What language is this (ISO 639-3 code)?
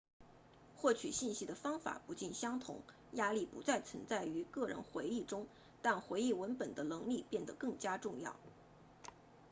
zho